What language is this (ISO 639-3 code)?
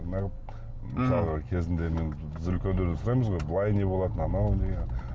kaz